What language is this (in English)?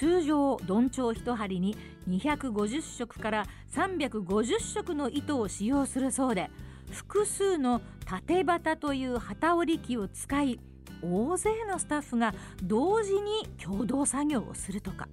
Japanese